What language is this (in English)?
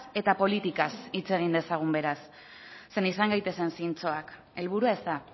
Basque